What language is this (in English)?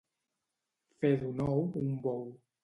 Catalan